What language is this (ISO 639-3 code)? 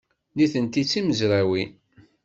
kab